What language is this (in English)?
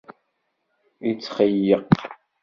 Kabyle